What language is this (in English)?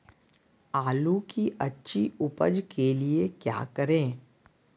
Magahi